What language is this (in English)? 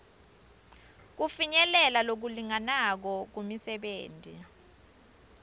Swati